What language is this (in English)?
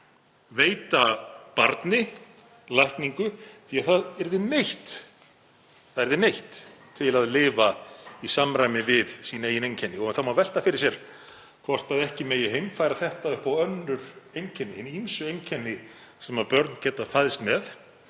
Icelandic